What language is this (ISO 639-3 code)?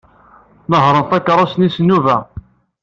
kab